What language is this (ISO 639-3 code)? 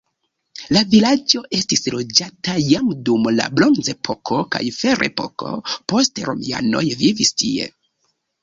epo